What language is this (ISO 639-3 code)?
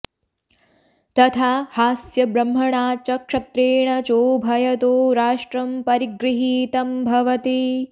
san